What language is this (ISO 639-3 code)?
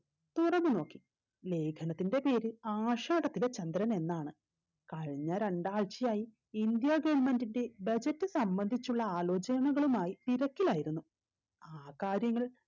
mal